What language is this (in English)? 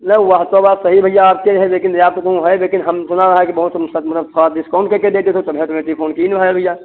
Hindi